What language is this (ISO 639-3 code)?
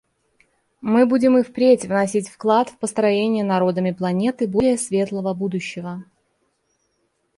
rus